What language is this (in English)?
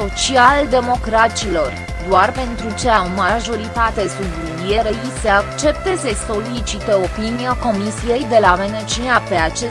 Romanian